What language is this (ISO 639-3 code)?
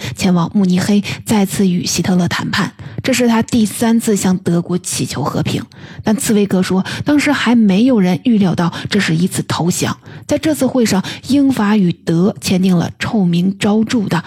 zho